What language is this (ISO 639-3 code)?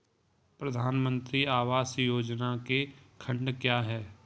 hin